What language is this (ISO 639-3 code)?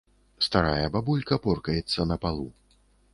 bel